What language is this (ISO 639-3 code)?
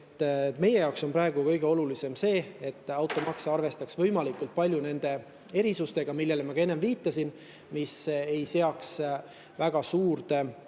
est